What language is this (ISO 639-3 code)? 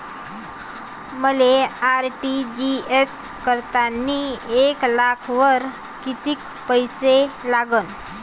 mar